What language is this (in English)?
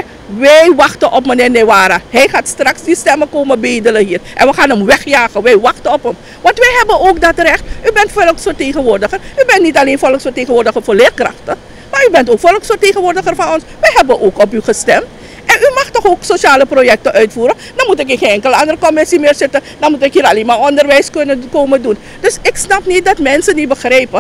Dutch